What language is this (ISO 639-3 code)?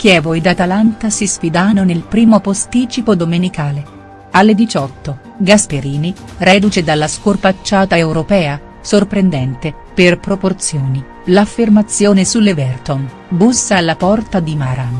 ita